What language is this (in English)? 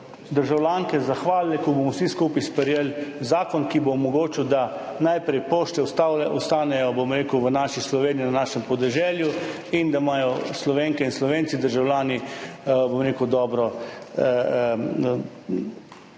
Slovenian